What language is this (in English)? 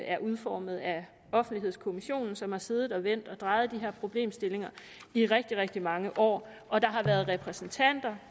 Danish